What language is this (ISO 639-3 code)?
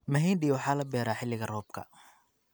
som